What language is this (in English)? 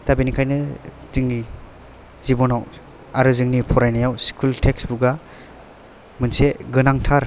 Bodo